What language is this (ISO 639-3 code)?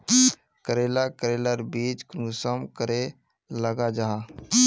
mag